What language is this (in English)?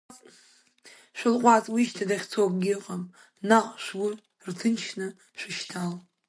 Abkhazian